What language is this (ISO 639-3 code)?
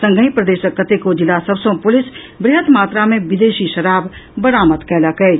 mai